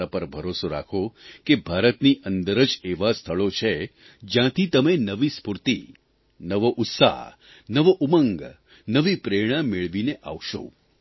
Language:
Gujarati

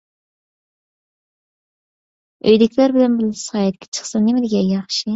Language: Uyghur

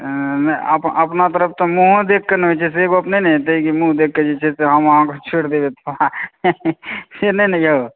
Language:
Maithili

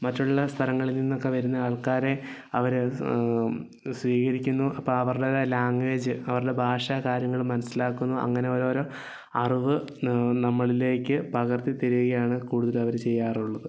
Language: Malayalam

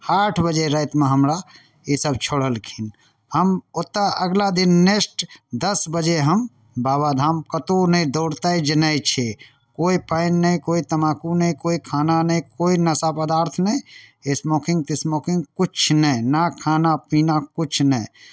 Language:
Maithili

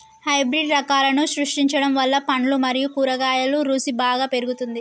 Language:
Telugu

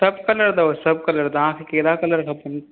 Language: Sindhi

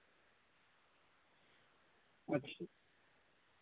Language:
Dogri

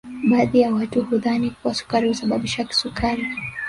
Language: Swahili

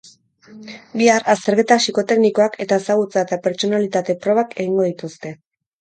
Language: Basque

